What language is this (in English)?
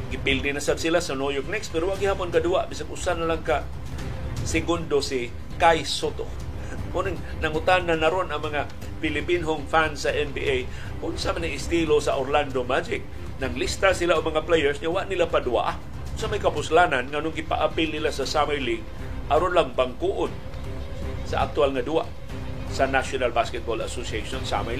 Filipino